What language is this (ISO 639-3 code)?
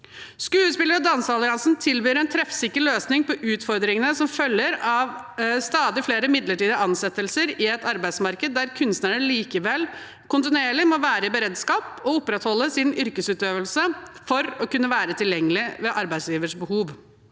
nor